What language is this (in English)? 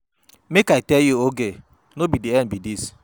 Nigerian Pidgin